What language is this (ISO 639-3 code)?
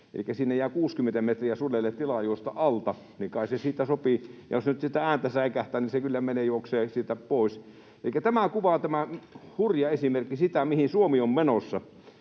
fin